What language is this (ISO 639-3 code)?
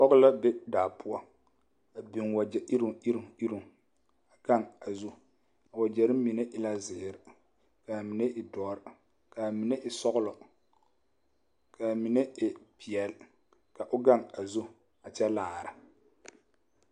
dga